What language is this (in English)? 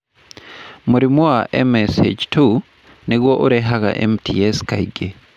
Kikuyu